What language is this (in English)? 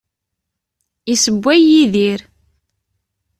Kabyle